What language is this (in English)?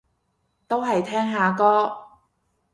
Cantonese